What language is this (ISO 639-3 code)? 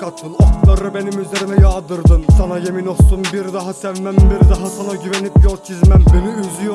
tur